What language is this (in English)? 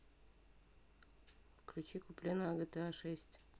Russian